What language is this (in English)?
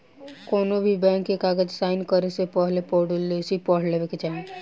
Bhojpuri